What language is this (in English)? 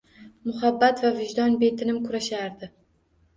Uzbek